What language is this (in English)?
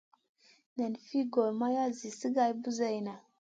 Masana